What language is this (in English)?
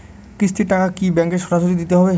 Bangla